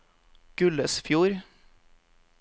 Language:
Norwegian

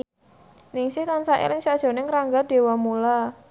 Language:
Javanese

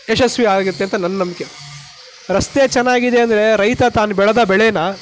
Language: Kannada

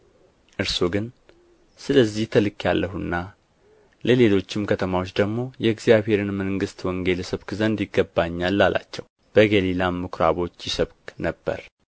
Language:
Amharic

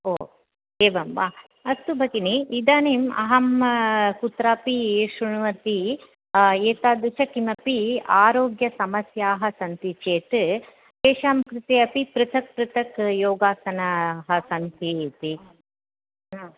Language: Sanskrit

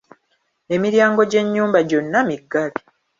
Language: Ganda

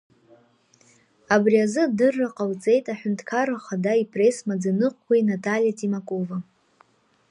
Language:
Abkhazian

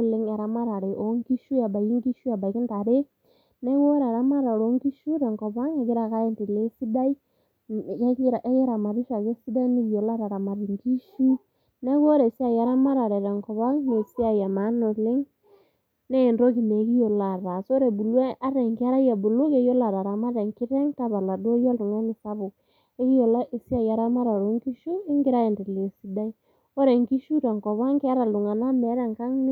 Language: Masai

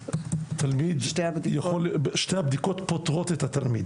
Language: Hebrew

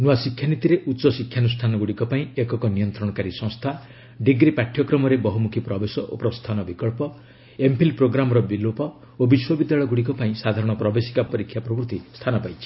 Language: Odia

